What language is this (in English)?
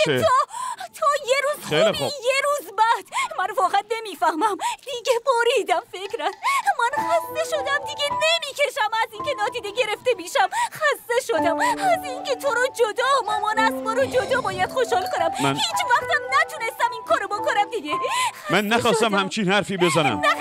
Persian